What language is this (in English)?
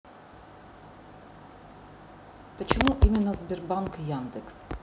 Russian